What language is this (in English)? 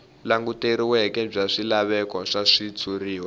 Tsonga